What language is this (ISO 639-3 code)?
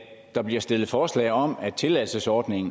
dan